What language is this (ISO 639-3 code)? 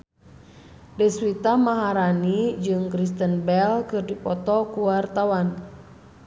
sun